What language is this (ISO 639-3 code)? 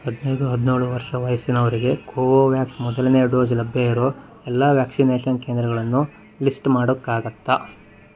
kan